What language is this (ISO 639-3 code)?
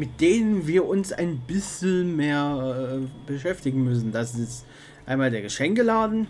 deu